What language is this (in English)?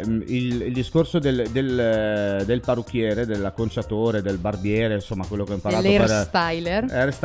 Italian